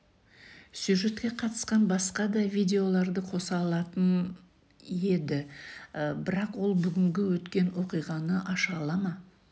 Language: Kazakh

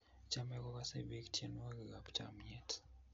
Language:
Kalenjin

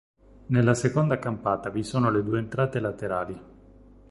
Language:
Italian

